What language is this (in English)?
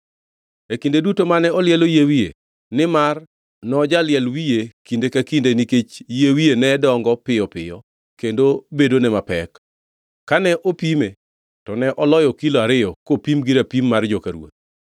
Luo (Kenya and Tanzania)